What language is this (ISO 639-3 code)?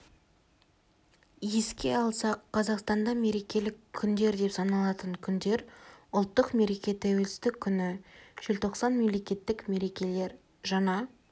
kaz